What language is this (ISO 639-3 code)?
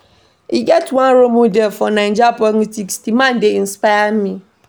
pcm